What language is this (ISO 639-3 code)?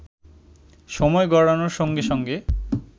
ben